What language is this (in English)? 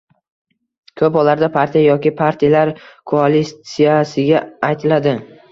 Uzbek